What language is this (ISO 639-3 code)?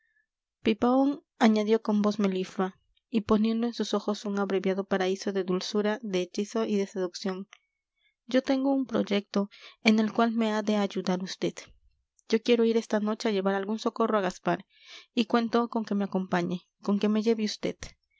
spa